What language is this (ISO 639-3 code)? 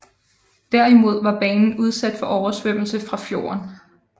dan